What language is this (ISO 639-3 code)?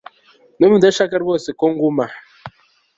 kin